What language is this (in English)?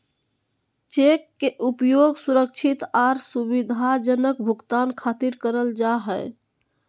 Magahi